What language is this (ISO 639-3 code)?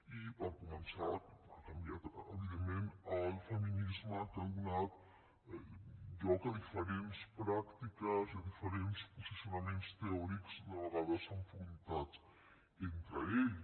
cat